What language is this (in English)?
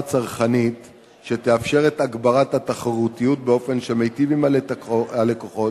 Hebrew